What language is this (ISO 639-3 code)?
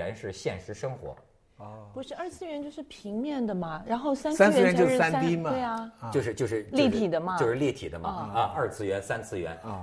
zho